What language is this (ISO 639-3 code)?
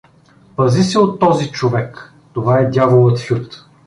bul